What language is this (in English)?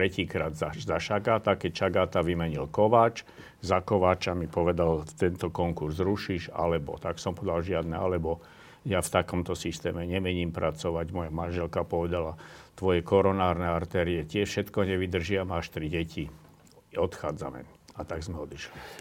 Slovak